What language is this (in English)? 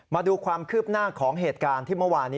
Thai